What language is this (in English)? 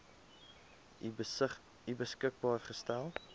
Afrikaans